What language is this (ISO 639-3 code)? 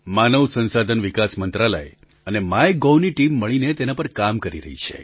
guj